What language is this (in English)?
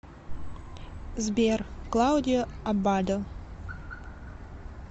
Russian